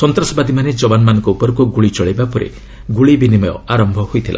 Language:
Odia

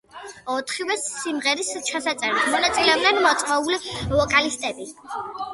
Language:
Georgian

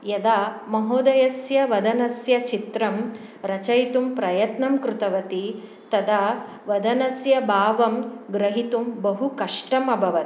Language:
Sanskrit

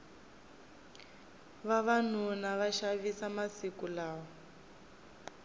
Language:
Tsonga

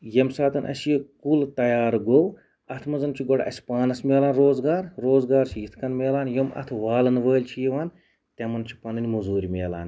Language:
Kashmiri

